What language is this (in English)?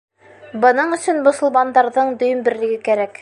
Bashkir